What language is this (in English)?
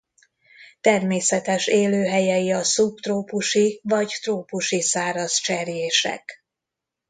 Hungarian